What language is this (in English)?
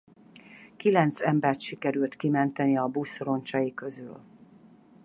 Hungarian